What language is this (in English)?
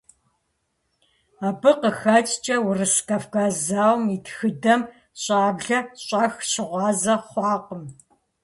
Kabardian